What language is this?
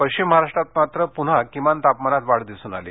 Marathi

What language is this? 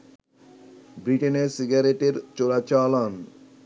Bangla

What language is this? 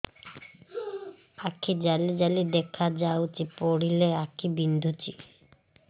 Odia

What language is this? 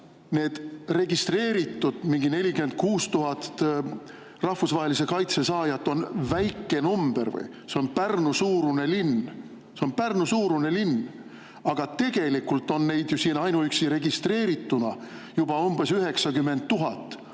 Estonian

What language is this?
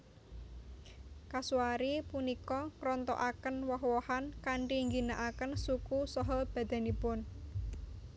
Javanese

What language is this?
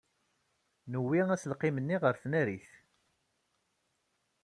Kabyle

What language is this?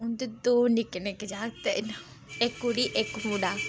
Dogri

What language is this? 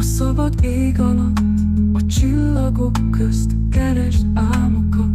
Hungarian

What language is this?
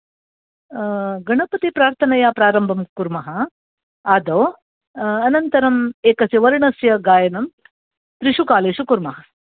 Sanskrit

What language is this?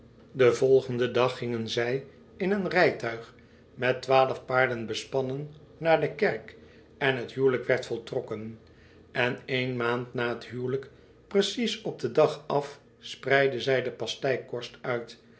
Dutch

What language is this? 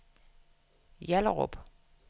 Danish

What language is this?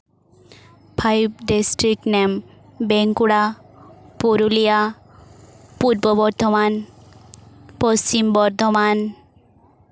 Santali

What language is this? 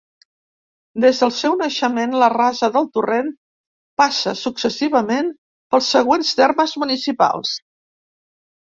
Catalan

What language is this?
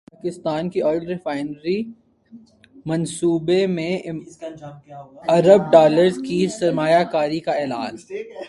Urdu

